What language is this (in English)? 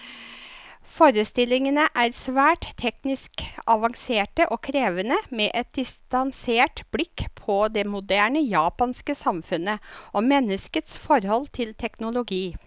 Norwegian